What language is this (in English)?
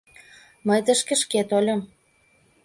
Mari